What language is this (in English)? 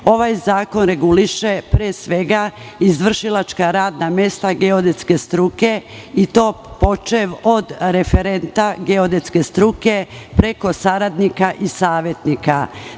Serbian